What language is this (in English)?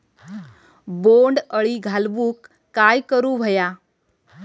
Marathi